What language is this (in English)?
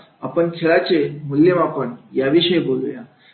Marathi